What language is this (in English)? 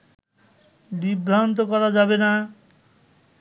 Bangla